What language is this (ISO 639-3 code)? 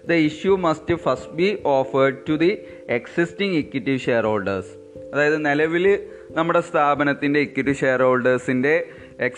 mal